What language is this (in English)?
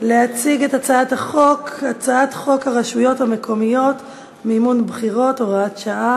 Hebrew